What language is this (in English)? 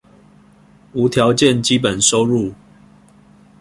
Chinese